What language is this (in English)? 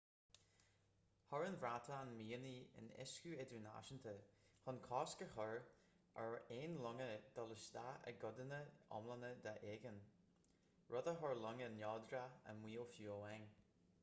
Irish